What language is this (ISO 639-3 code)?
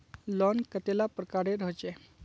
mag